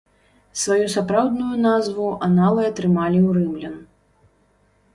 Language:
Belarusian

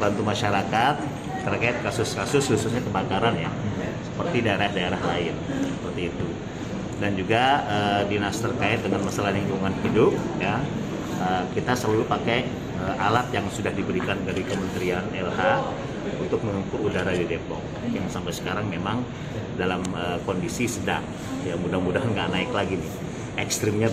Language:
Indonesian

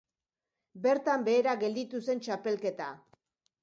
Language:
Basque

